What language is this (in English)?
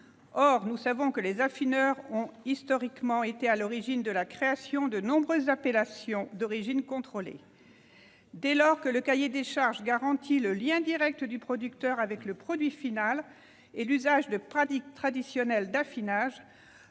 French